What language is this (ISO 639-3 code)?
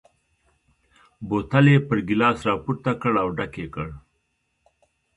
pus